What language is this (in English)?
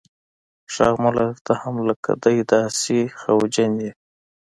Pashto